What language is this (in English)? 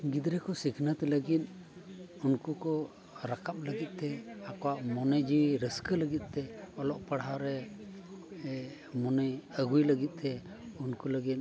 Santali